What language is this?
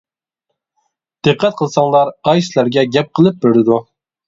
Uyghur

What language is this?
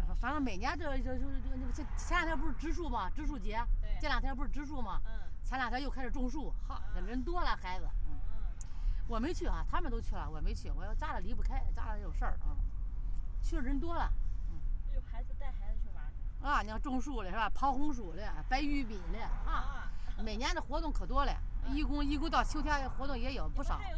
Chinese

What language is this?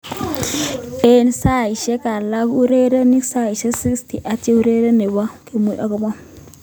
Kalenjin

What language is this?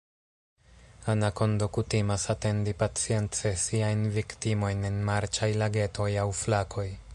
Esperanto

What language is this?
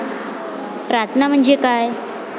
Marathi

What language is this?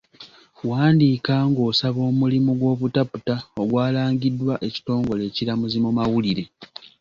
Ganda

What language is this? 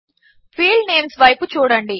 Telugu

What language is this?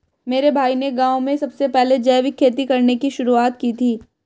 Hindi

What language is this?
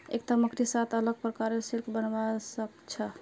Magahi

